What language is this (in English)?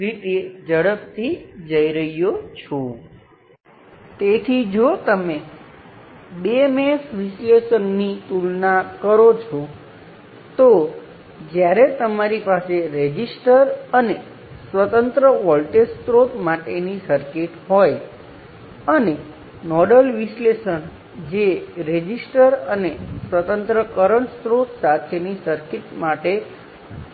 Gujarati